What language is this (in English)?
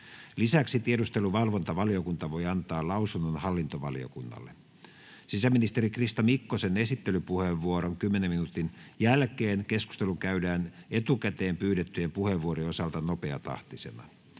Finnish